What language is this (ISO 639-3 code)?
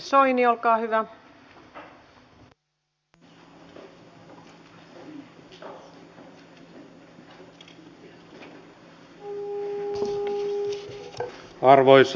fin